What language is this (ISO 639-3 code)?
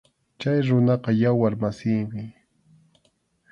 qxu